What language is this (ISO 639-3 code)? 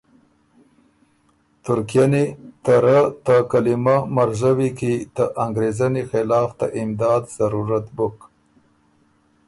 oru